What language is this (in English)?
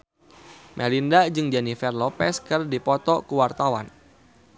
Sundanese